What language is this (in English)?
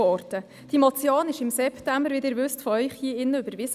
Swiss German